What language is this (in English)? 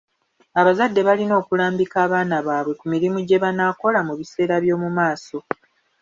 Ganda